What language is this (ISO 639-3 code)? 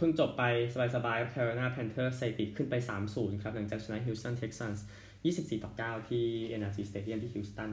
tha